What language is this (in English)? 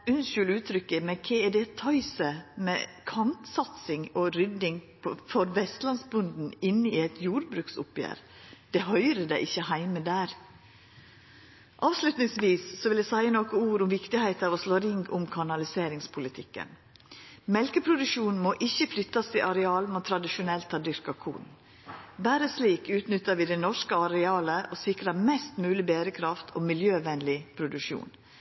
Norwegian Nynorsk